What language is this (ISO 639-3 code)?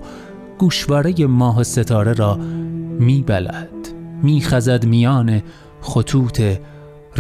fas